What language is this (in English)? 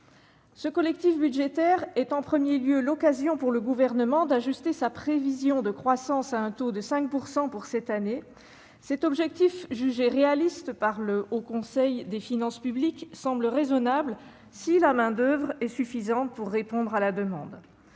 French